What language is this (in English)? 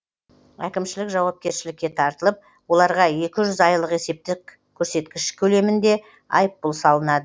Kazakh